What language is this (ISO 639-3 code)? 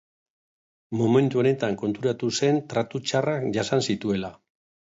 eus